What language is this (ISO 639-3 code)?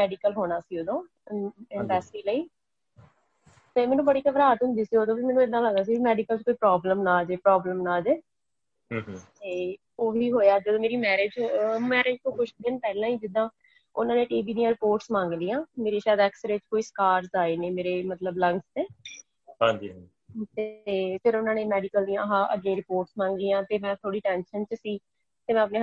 pan